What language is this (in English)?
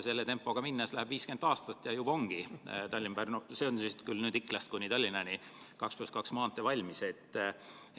Estonian